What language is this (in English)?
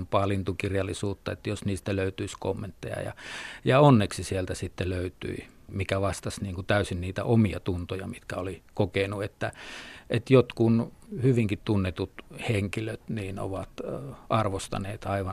Finnish